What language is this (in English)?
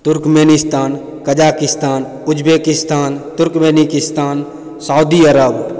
Maithili